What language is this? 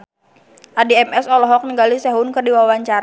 Sundanese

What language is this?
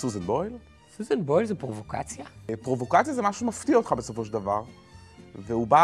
Hebrew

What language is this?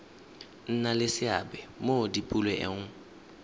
Tswana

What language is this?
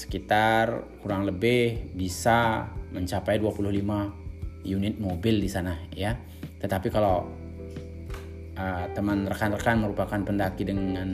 Indonesian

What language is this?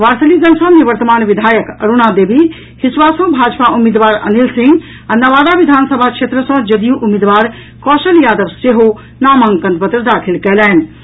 Maithili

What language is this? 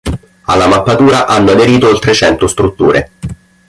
Italian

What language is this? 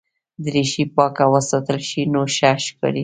Pashto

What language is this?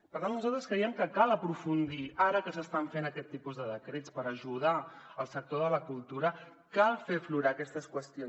Catalan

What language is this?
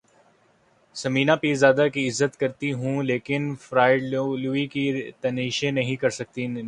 Urdu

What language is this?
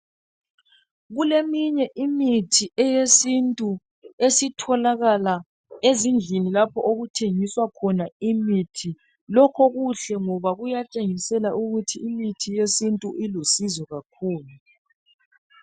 North Ndebele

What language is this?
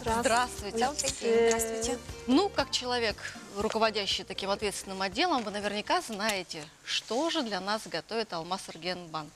Russian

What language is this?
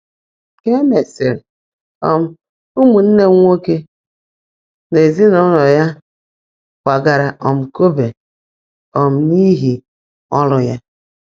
Igbo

